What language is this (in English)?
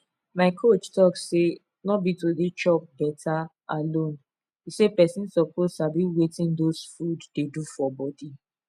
Nigerian Pidgin